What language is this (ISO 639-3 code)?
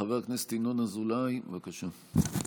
heb